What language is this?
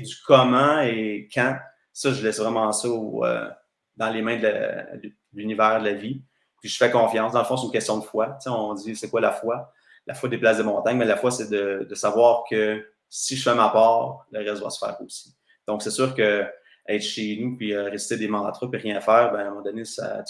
French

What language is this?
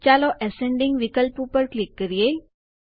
Gujarati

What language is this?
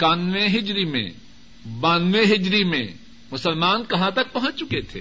Urdu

